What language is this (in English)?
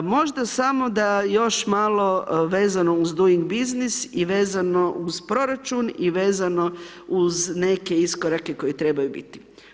Croatian